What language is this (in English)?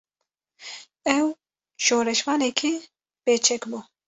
Kurdish